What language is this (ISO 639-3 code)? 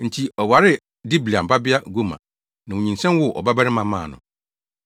aka